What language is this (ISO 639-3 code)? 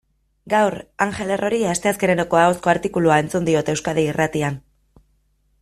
eus